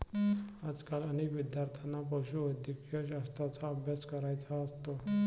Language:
Marathi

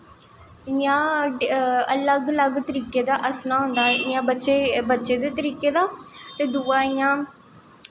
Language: Dogri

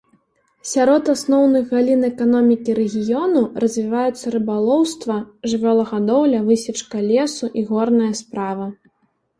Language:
Belarusian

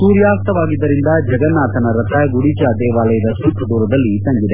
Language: Kannada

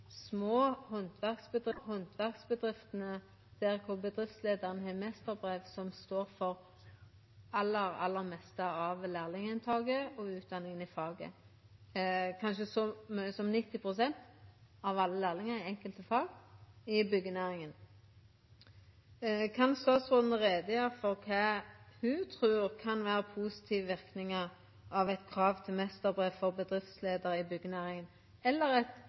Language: Norwegian Nynorsk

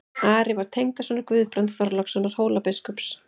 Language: Icelandic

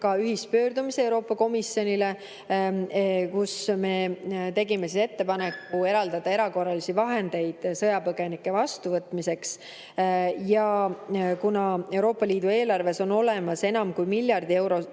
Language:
Estonian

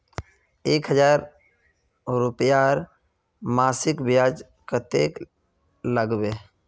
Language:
Magahi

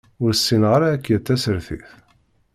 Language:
Kabyle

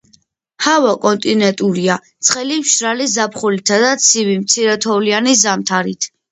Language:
Georgian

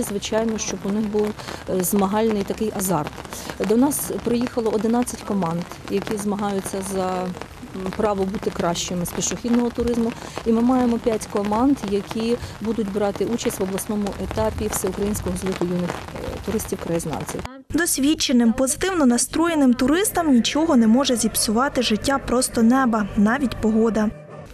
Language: Ukrainian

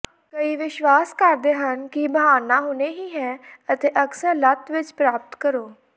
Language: Punjabi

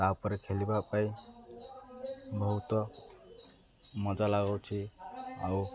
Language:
Odia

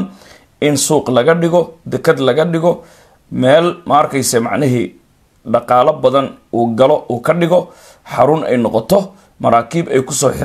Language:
Arabic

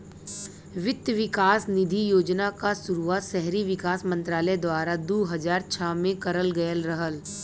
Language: Bhojpuri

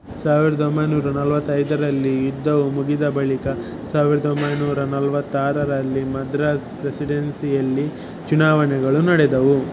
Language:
Kannada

